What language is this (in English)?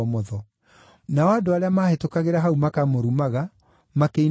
Kikuyu